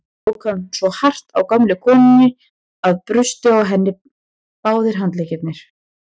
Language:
Icelandic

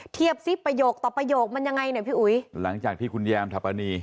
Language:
Thai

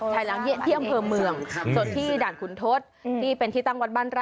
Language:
Thai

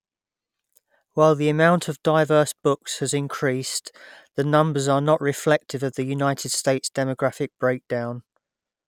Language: English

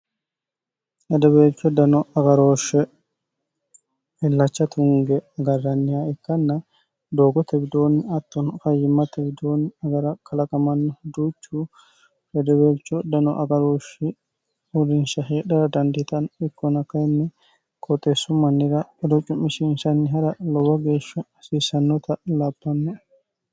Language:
Sidamo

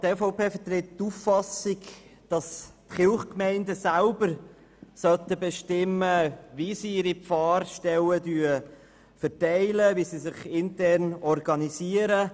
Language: Swiss German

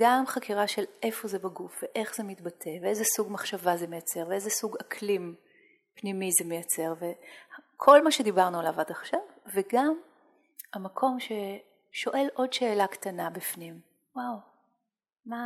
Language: Hebrew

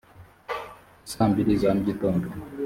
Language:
Kinyarwanda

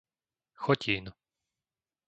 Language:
Slovak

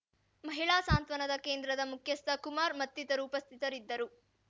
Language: Kannada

